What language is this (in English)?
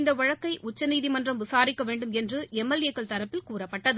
Tamil